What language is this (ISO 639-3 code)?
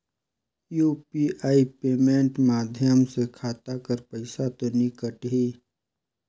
hne